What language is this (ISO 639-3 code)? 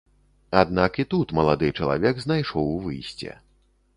bel